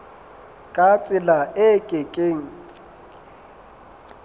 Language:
Southern Sotho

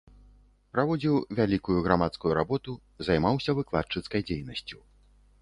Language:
Belarusian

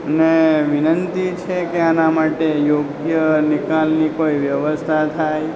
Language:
Gujarati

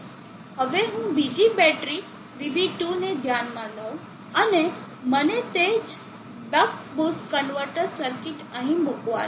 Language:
Gujarati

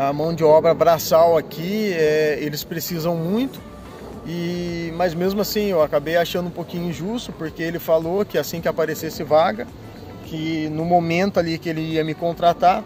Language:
Portuguese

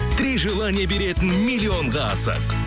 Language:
Kazakh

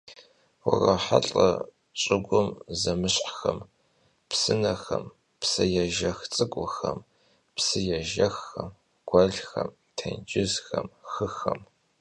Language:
Kabardian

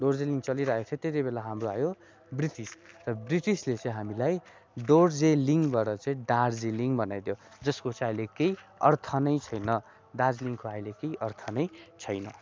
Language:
Nepali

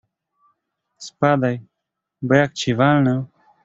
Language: Polish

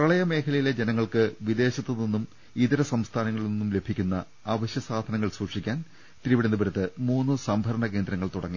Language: Malayalam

